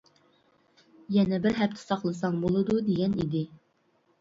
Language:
Uyghur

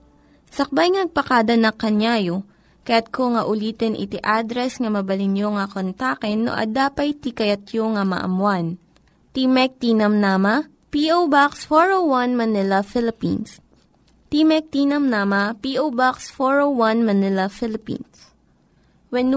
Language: Filipino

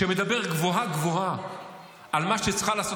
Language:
Hebrew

